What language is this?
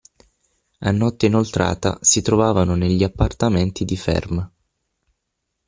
Italian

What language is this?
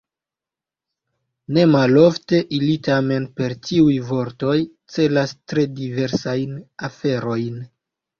Esperanto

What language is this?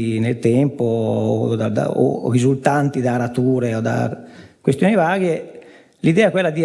Italian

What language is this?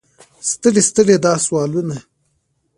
Pashto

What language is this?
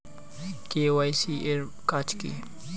Bangla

